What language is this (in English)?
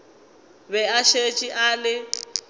Northern Sotho